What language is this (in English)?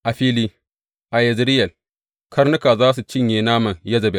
Hausa